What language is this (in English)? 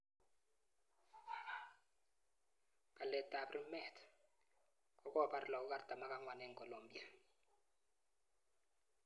Kalenjin